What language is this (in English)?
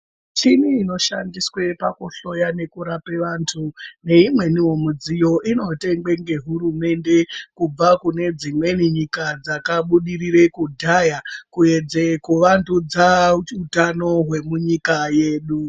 Ndau